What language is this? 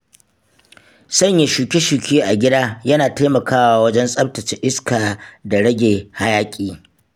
Hausa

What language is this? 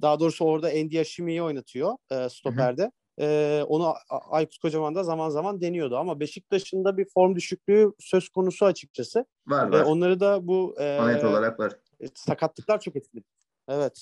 Turkish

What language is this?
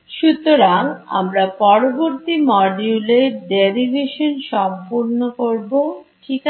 Bangla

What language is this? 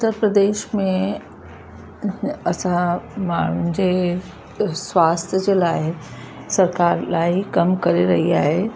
Sindhi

